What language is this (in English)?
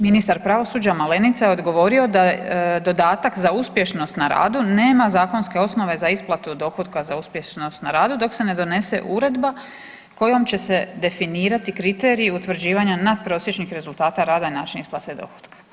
Croatian